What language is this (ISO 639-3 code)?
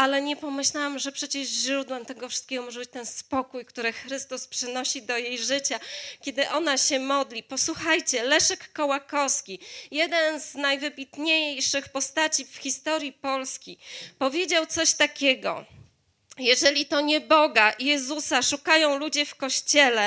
pol